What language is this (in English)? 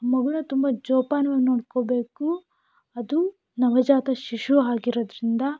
Kannada